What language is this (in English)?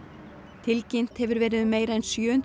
Icelandic